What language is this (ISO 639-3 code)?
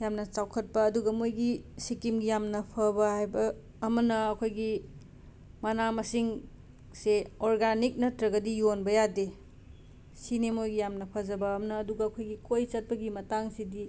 mni